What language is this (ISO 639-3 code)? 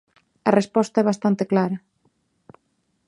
glg